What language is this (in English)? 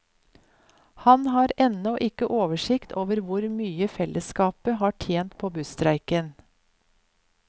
Norwegian